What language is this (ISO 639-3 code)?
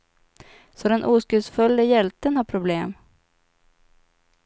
swe